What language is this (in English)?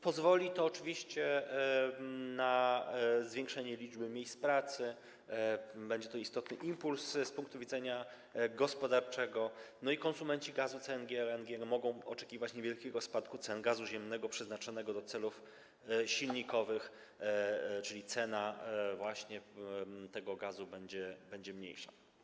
Polish